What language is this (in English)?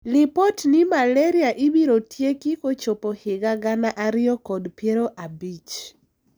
Luo (Kenya and Tanzania)